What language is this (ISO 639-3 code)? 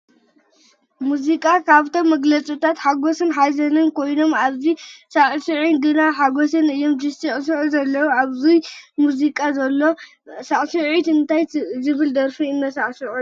tir